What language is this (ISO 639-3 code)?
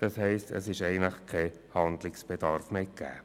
gsw